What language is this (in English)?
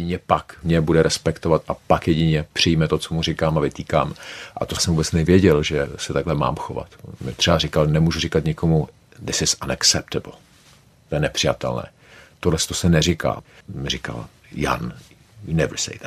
Czech